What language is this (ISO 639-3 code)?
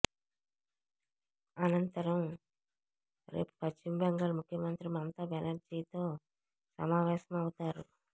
tel